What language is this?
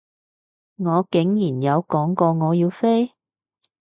Cantonese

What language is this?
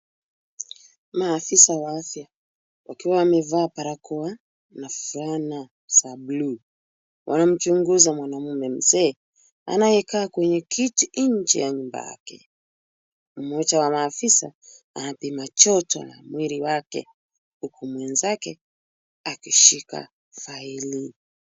Swahili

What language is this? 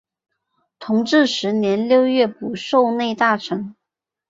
Chinese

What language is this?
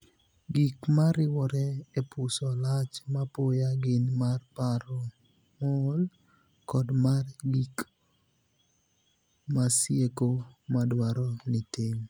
Luo (Kenya and Tanzania)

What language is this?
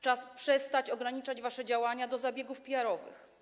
Polish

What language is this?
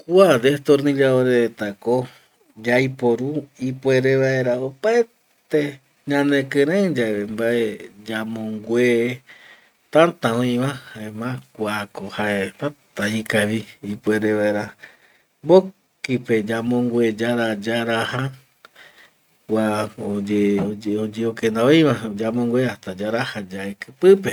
Eastern Bolivian Guaraní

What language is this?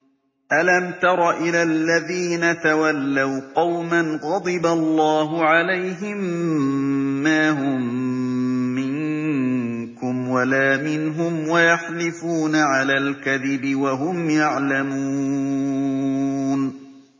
Arabic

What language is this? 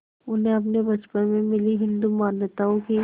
Hindi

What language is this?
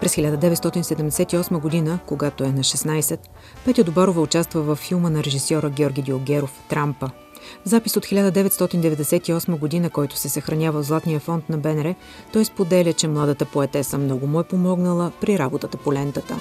Bulgarian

